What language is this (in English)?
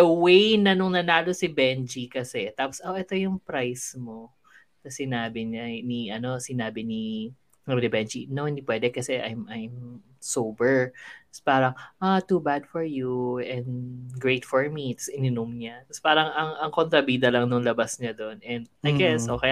Filipino